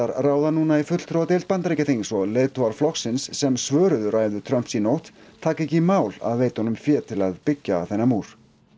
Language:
Icelandic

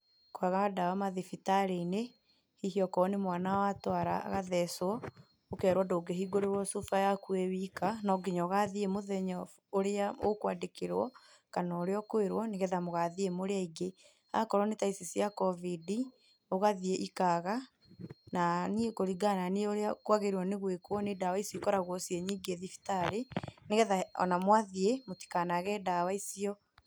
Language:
Kikuyu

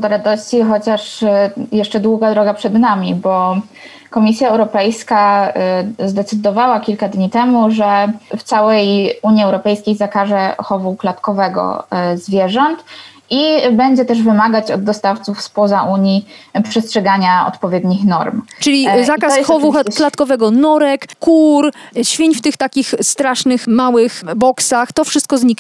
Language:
Polish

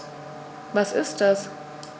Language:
German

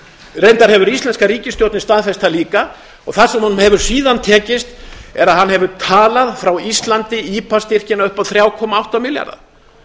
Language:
Icelandic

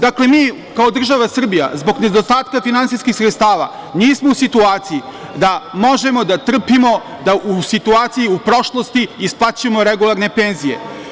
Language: Serbian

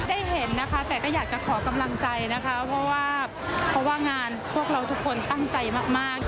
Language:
Thai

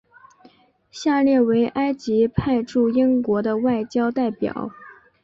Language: Chinese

